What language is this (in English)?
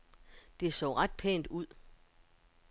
Danish